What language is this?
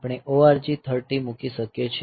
Gujarati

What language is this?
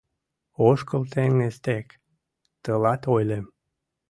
Mari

